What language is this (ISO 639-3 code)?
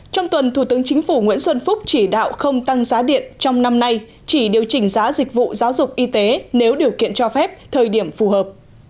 vie